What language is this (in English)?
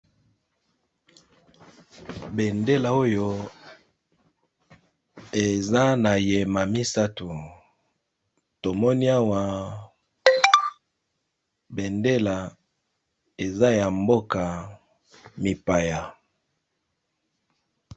Lingala